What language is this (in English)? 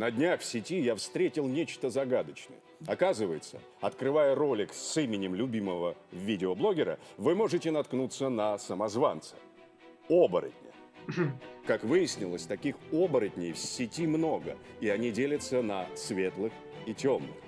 Russian